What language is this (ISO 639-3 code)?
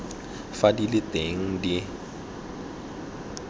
tsn